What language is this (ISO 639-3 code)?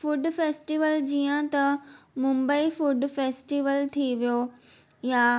snd